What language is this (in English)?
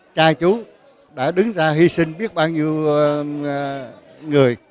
Vietnamese